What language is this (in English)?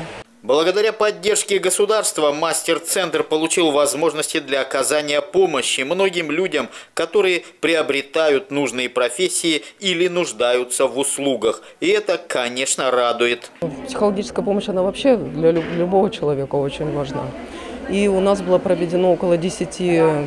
Russian